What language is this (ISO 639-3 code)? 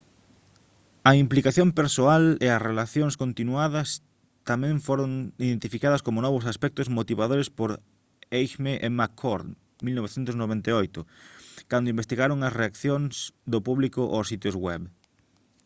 glg